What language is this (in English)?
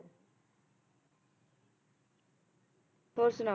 Punjabi